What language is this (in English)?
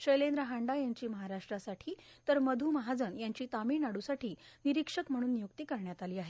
Marathi